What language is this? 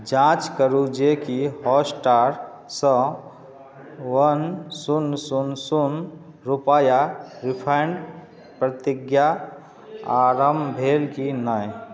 Maithili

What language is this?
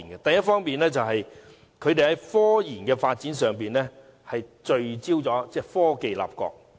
Cantonese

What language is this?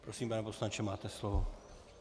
Czech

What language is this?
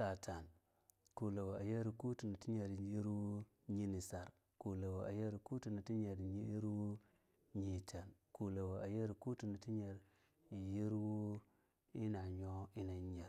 Longuda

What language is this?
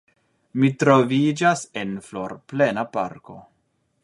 Esperanto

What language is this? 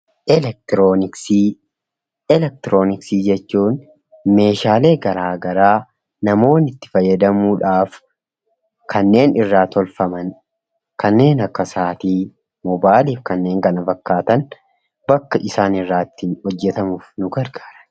Oromo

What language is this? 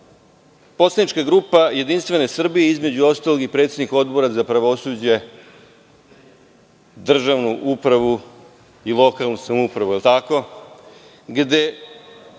Serbian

